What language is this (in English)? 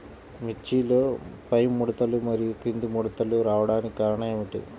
Telugu